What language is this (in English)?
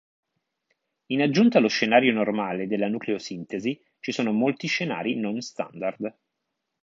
Italian